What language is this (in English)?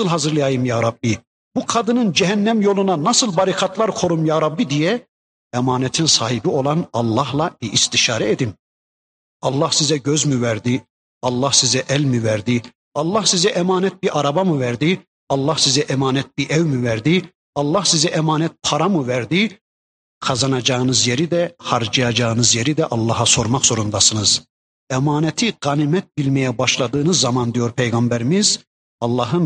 Turkish